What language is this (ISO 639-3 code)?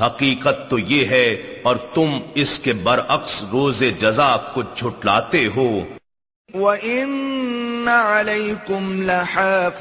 urd